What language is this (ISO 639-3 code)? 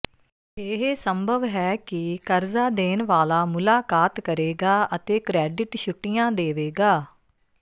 pan